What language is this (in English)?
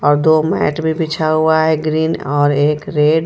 Hindi